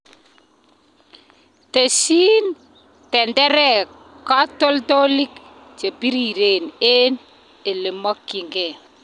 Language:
Kalenjin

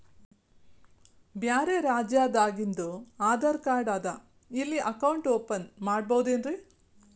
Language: Kannada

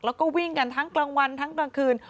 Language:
Thai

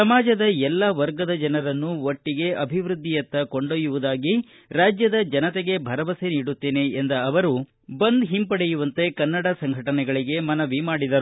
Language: Kannada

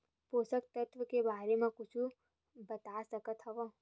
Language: Chhattisgarhi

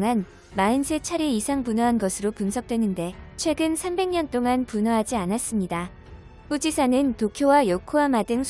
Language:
Korean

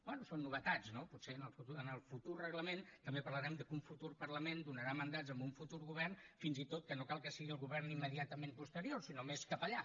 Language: Catalan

